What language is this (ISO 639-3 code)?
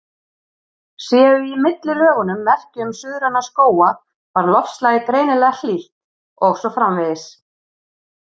isl